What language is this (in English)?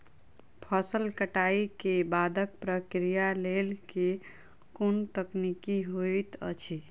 Maithili